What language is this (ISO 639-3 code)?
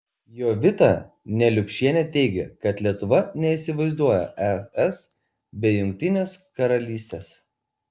lit